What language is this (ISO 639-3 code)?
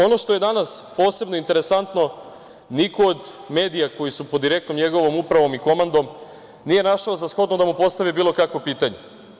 srp